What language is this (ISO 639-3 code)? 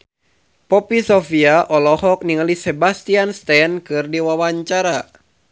sun